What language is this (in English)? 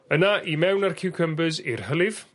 Welsh